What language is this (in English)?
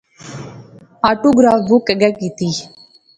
Pahari-Potwari